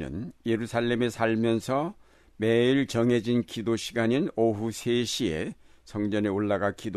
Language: Korean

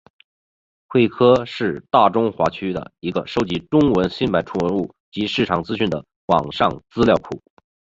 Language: Chinese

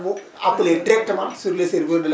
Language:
Wolof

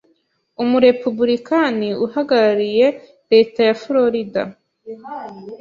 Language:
Kinyarwanda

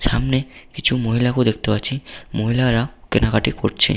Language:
Bangla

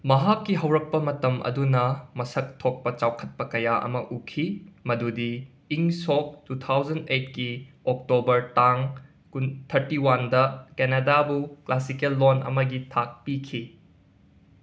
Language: Manipuri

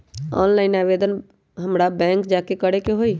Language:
Magahi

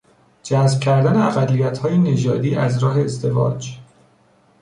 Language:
Persian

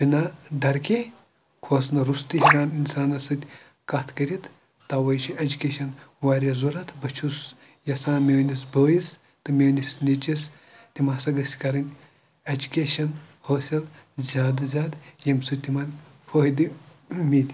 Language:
Kashmiri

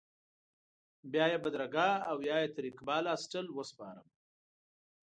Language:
Pashto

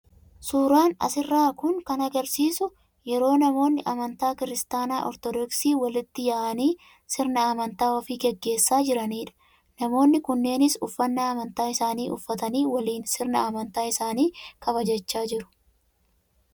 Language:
Oromo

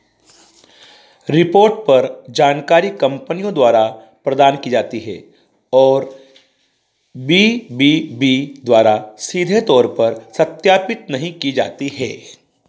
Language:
Hindi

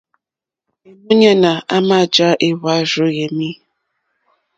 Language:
Mokpwe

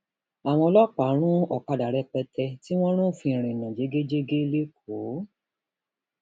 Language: Yoruba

